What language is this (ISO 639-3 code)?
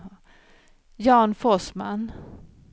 swe